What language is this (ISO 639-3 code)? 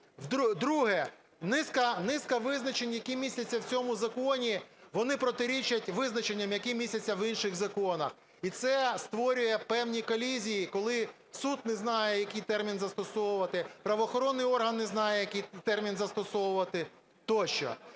ukr